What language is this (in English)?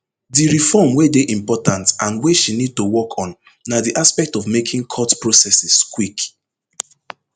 Nigerian Pidgin